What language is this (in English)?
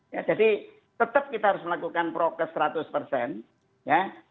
Indonesian